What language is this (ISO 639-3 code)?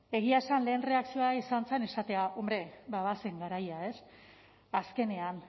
eus